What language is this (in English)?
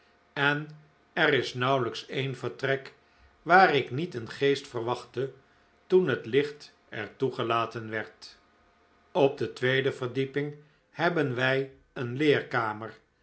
Dutch